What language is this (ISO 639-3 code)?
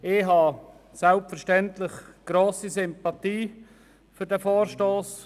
gsw